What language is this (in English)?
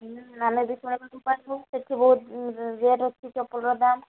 Odia